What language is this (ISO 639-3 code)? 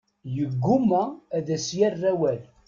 kab